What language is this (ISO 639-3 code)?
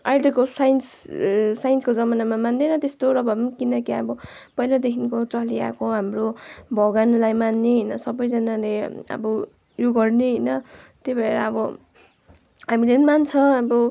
nep